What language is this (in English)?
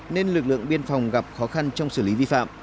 Vietnamese